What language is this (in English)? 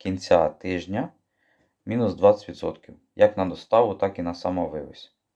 Ukrainian